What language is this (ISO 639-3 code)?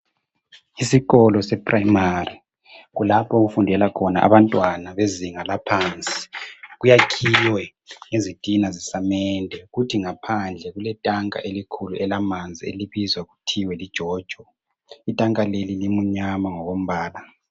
nde